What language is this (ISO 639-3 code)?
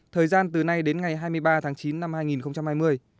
vie